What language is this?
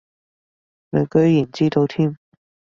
Cantonese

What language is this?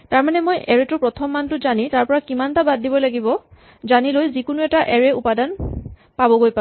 Assamese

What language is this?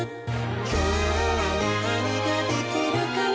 Japanese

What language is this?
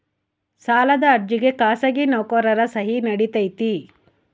Kannada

